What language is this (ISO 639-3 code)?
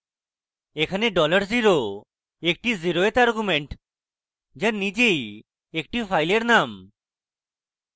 ben